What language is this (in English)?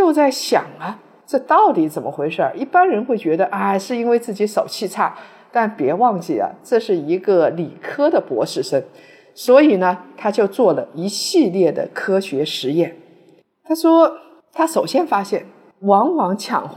Chinese